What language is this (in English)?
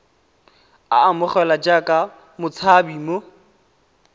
Tswana